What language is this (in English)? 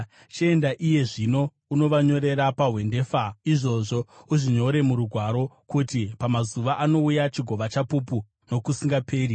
Shona